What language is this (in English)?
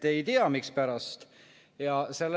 Estonian